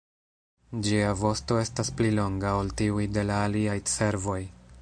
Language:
Esperanto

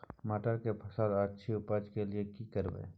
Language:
Maithili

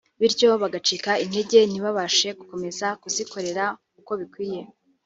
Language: Kinyarwanda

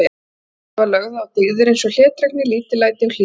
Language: Icelandic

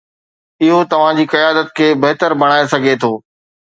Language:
Sindhi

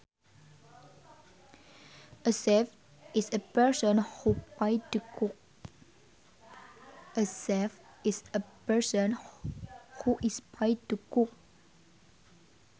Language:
Sundanese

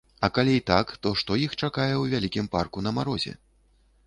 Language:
Belarusian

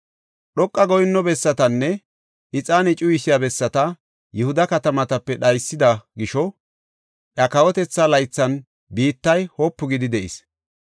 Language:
Gofa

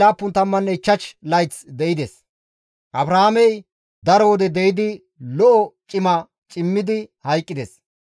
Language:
Gamo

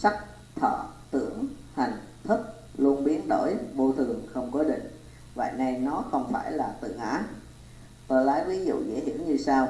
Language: Vietnamese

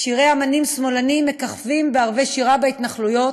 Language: Hebrew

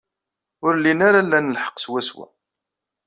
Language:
Kabyle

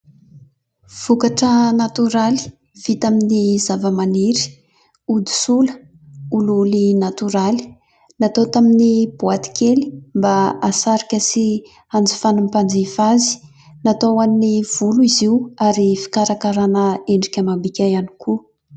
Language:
Malagasy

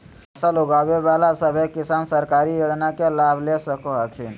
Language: Magahi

